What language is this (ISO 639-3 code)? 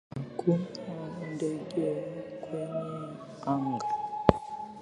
swa